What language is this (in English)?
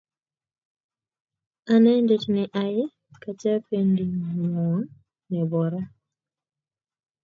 Kalenjin